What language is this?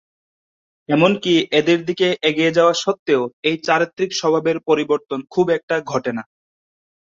Bangla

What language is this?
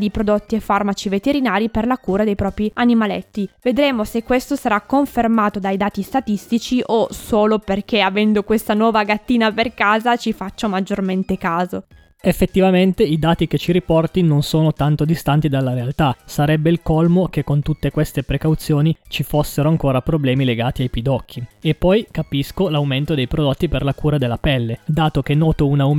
Italian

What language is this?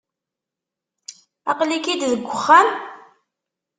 Kabyle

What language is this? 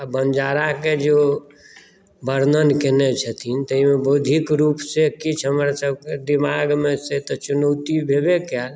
Maithili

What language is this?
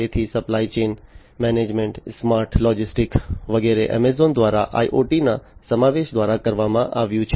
Gujarati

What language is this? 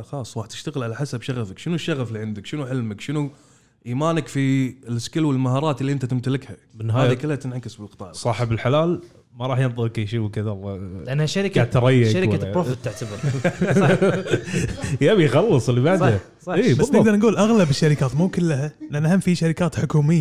Arabic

